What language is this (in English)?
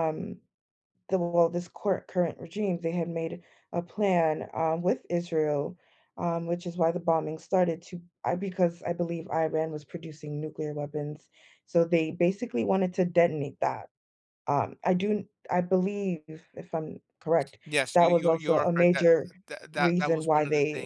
English